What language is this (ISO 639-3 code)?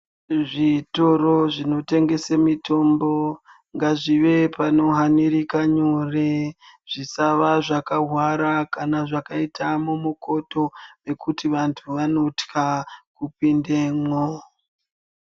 ndc